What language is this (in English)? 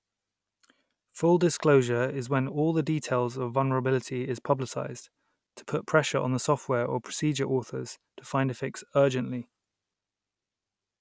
English